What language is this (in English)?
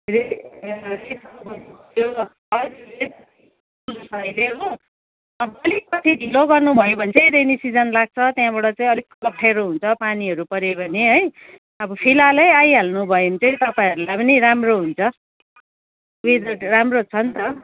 Nepali